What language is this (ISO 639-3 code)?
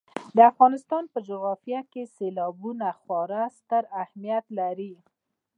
pus